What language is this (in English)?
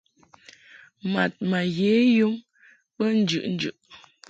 Mungaka